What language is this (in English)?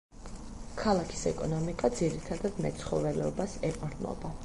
Georgian